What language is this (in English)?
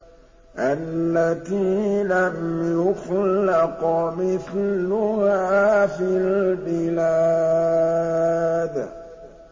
Arabic